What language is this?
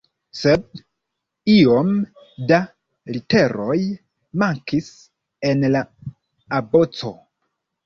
Esperanto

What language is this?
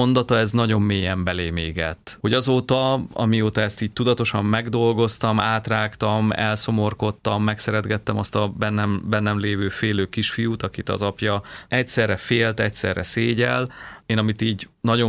Hungarian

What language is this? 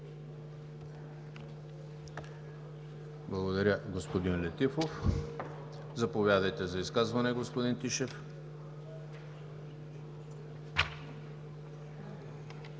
Bulgarian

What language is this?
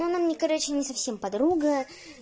Russian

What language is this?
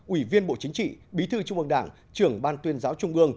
Vietnamese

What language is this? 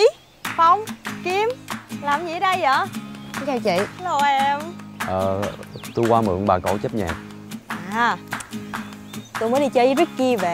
Vietnamese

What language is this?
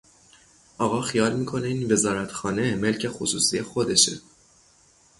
Persian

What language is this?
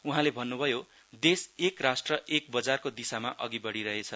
Nepali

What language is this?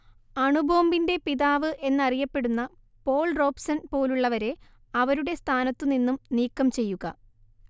Malayalam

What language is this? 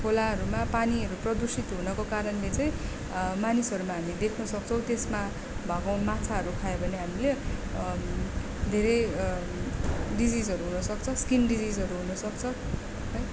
Nepali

